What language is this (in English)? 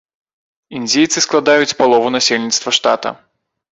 Belarusian